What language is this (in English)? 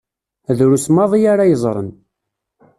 Kabyle